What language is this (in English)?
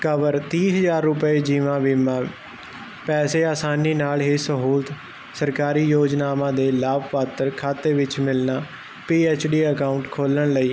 Punjabi